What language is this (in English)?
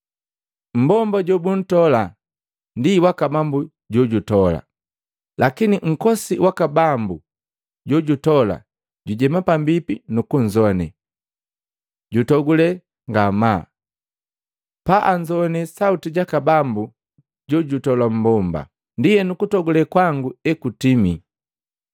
Matengo